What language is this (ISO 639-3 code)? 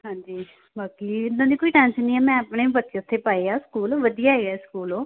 pan